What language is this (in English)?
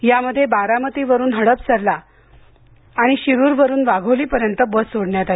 Marathi